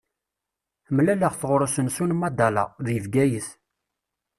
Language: Kabyle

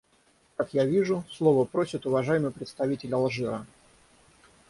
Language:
Russian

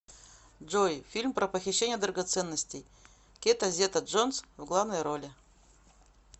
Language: Russian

